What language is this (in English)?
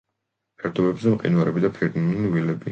Georgian